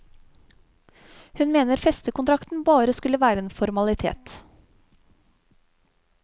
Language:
Norwegian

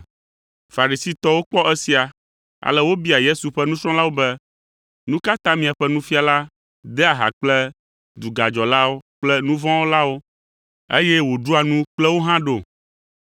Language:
Ewe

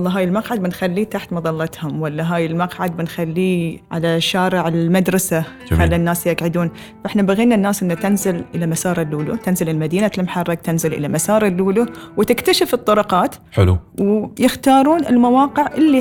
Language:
Arabic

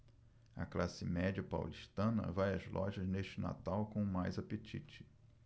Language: Portuguese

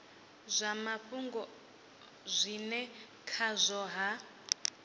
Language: Venda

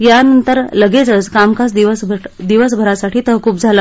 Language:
Marathi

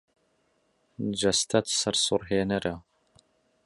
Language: Central Kurdish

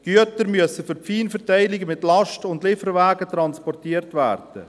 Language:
Swiss German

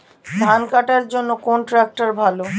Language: Bangla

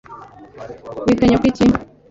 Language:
Kinyarwanda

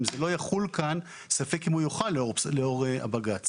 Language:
Hebrew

